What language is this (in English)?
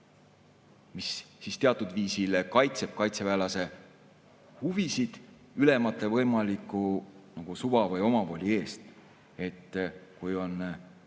Estonian